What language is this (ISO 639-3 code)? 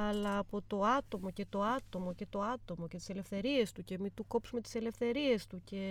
ell